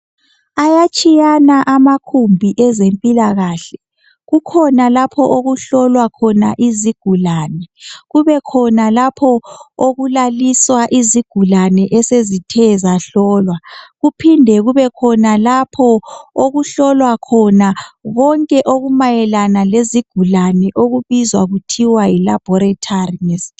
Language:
North Ndebele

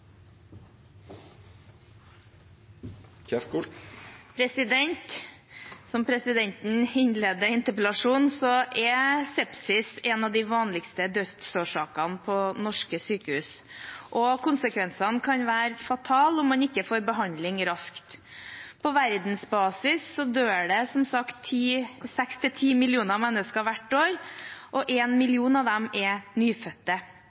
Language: Norwegian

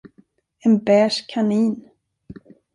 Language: Swedish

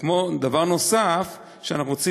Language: Hebrew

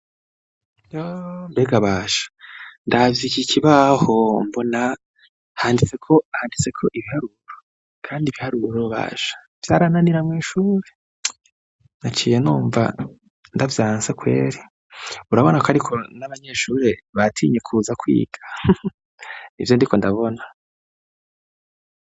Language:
Rundi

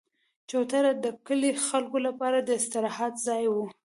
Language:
Pashto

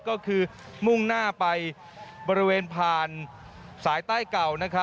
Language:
Thai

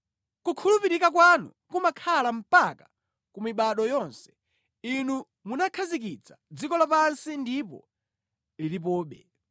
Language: Nyanja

